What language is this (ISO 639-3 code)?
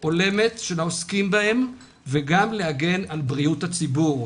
heb